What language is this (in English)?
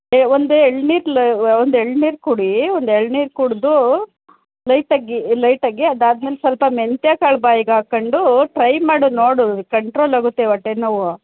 Kannada